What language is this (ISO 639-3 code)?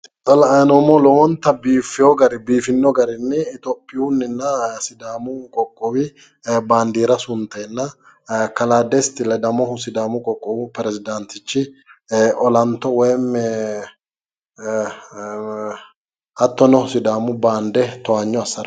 sid